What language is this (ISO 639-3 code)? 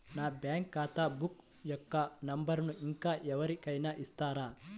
tel